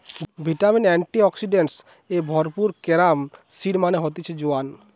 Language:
Bangla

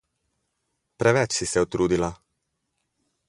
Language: Slovenian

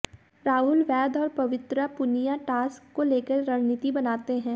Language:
Hindi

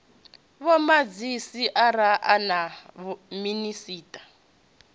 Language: Venda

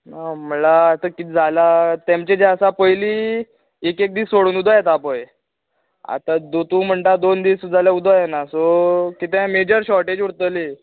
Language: Konkani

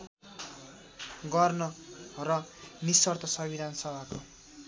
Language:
Nepali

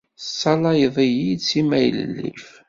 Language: Kabyle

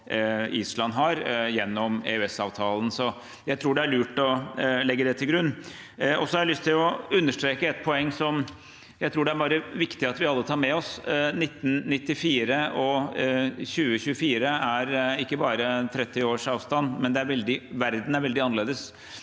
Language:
Norwegian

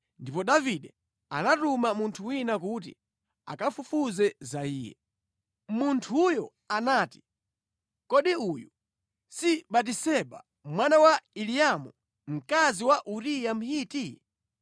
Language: Nyanja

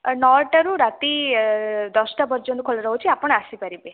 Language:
Odia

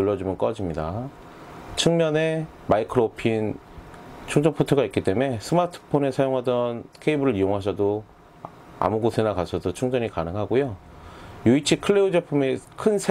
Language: Korean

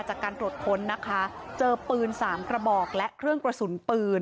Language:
Thai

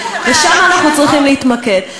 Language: Hebrew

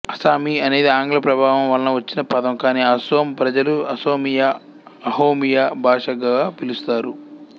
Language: Telugu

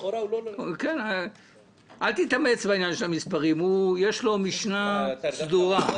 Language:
Hebrew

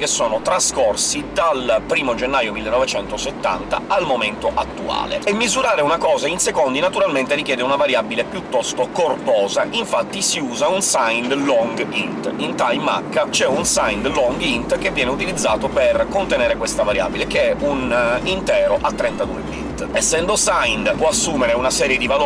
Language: Italian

